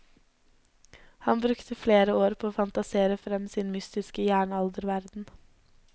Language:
Norwegian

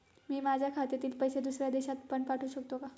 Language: Marathi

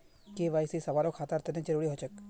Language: Magahi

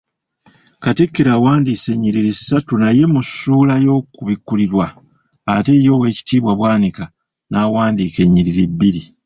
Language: Ganda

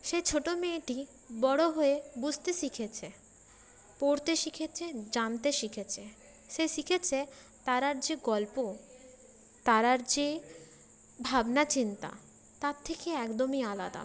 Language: Bangla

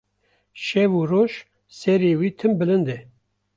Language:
Kurdish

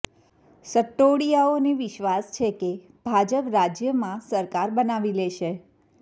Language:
Gujarati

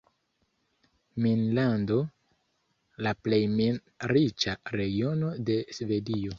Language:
Esperanto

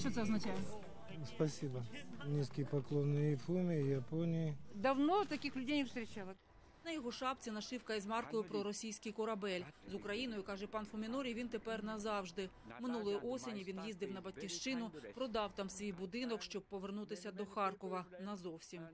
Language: Ukrainian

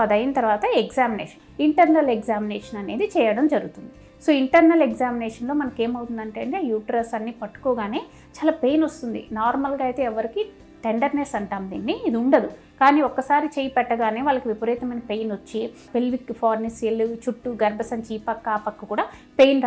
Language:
English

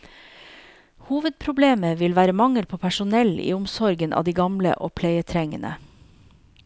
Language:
Norwegian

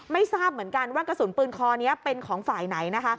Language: Thai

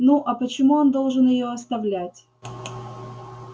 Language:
Russian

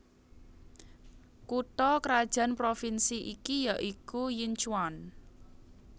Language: Javanese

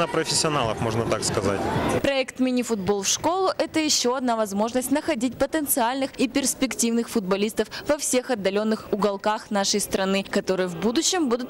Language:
Russian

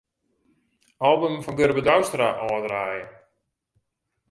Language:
Western Frisian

